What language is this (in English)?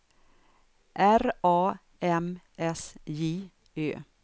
Swedish